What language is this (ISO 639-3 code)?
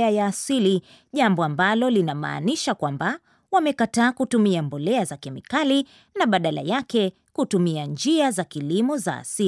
swa